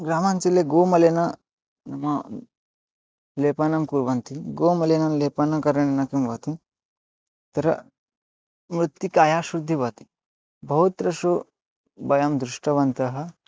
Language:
Sanskrit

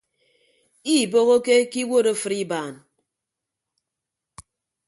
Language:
Ibibio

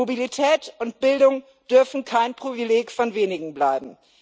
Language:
German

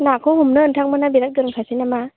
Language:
Bodo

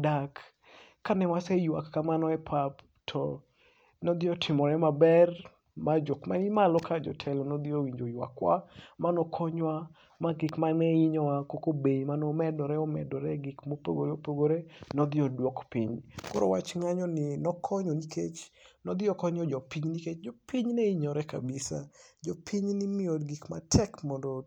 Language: Luo (Kenya and Tanzania)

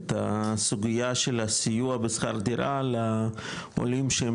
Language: Hebrew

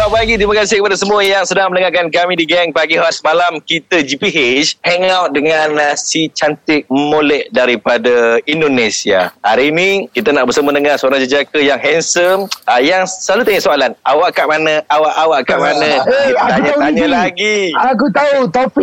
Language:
Malay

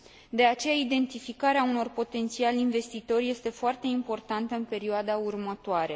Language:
Romanian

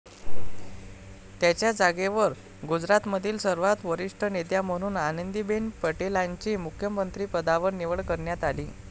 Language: Marathi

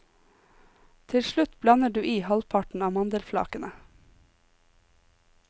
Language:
Norwegian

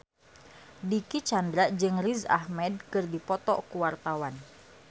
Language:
Sundanese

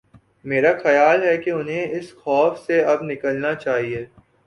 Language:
Urdu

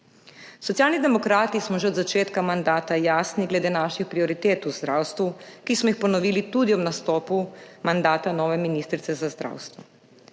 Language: Slovenian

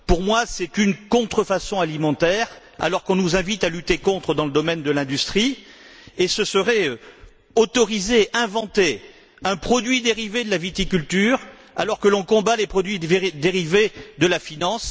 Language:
French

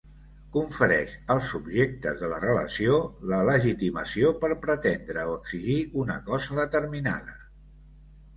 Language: Catalan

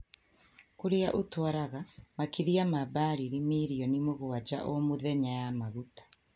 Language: Kikuyu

